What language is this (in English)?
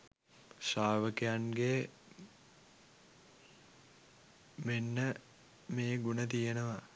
Sinhala